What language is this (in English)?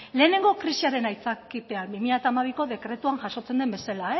Basque